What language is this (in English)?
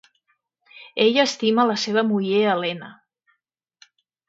Catalan